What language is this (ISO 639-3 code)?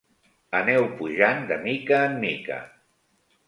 cat